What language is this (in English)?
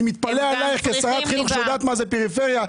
Hebrew